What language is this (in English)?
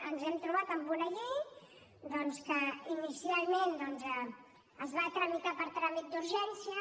Catalan